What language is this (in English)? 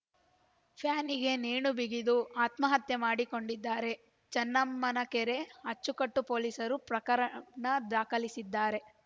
Kannada